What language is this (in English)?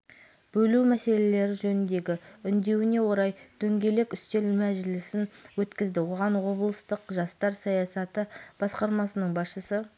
Kazakh